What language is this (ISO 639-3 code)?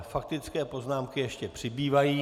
ces